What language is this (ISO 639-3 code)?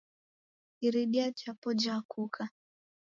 dav